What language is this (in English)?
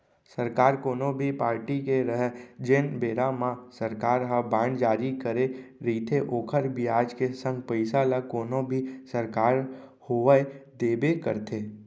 Chhattisgarhi